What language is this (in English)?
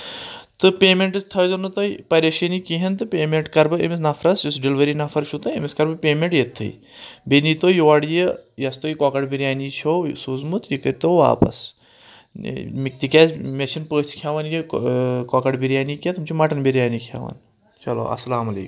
Kashmiri